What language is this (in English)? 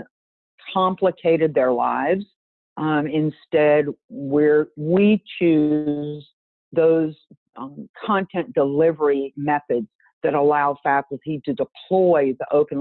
English